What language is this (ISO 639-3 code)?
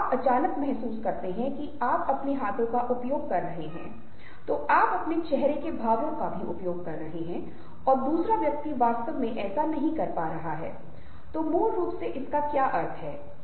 hin